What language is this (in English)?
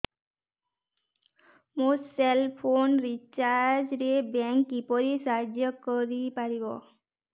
Odia